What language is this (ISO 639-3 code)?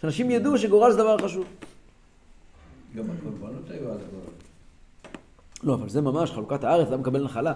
heb